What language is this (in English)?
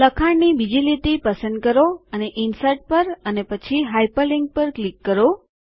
Gujarati